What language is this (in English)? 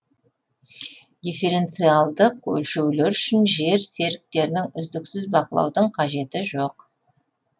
Kazakh